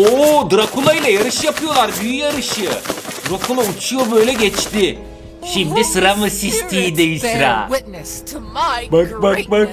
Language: Turkish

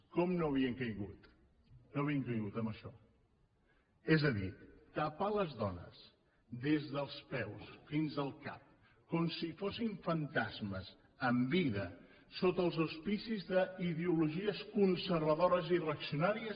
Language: Catalan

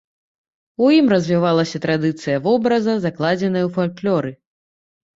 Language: Belarusian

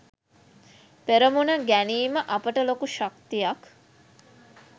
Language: Sinhala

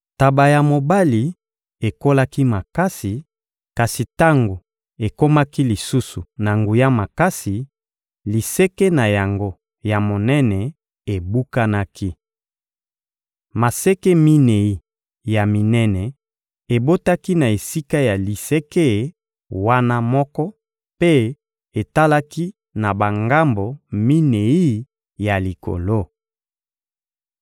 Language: Lingala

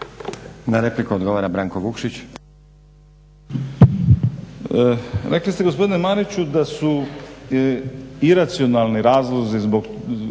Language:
Croatian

